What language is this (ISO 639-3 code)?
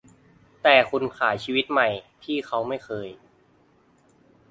tha